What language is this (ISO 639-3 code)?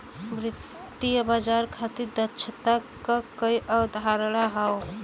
bho